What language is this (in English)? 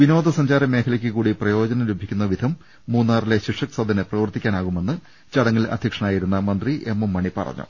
Malayalam